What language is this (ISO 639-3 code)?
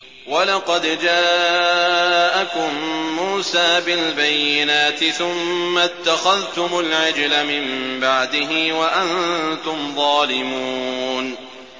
ara